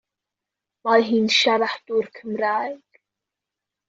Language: Welsh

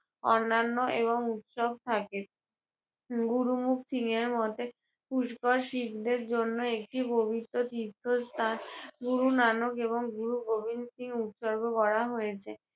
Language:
Bangla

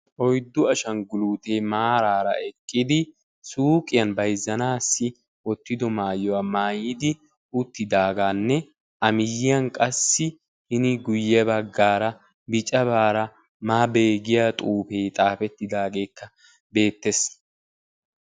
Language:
Wolaytta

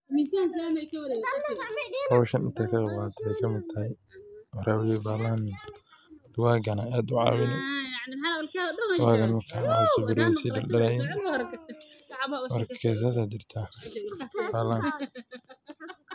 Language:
Somali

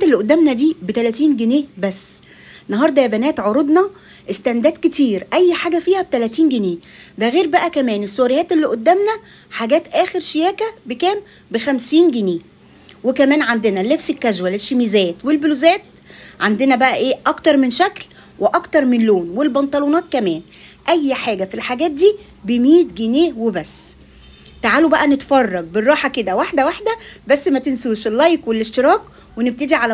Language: Arabic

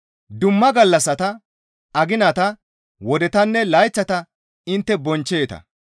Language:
Gamo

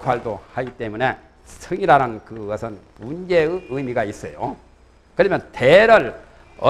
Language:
Korean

